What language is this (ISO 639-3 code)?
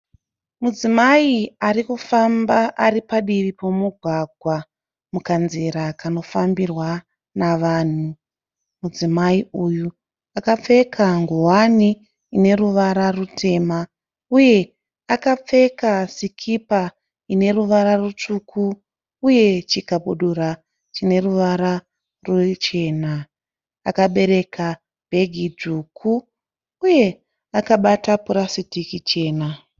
sna